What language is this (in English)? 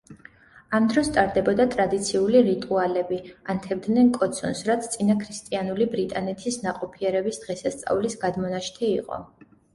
Georgian